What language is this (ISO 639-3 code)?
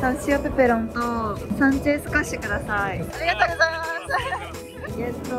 jpn